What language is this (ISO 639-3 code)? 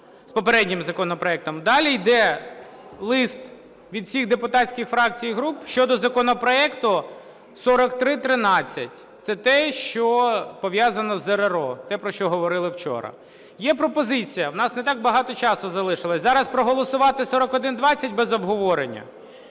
ukr